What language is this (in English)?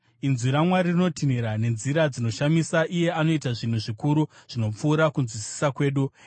Shona